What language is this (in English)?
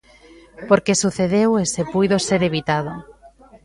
Galician